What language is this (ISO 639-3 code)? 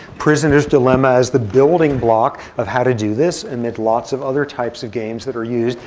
eng